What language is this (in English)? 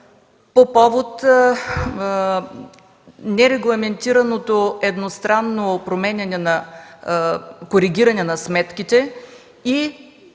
Bulgarian